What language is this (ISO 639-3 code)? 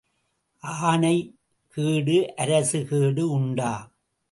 tam